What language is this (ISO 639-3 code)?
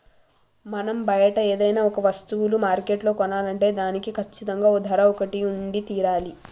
tel